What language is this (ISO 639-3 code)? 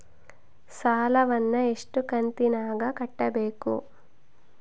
kan